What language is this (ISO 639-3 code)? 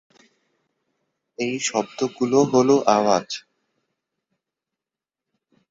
ben